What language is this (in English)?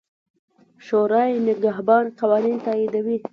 Pashto